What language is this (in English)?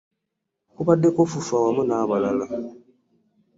Ganda